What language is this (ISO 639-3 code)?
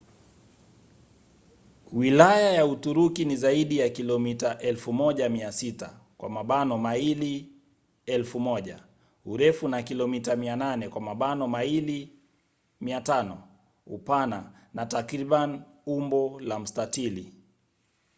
swa